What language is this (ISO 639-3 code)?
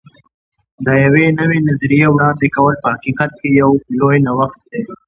pus